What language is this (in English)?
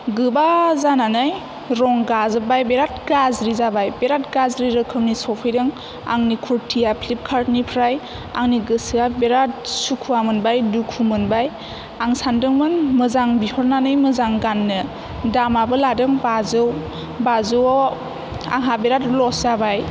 Bodo